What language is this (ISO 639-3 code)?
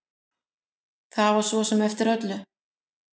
isl